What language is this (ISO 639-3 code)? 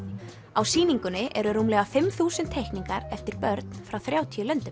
isl